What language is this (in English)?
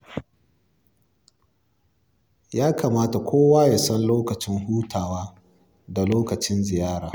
Hausa